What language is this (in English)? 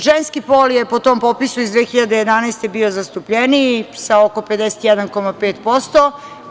Serbian